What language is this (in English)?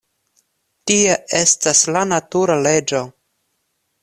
Esperanto